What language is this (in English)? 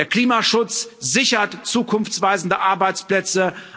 German